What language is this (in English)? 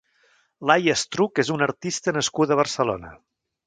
Catalan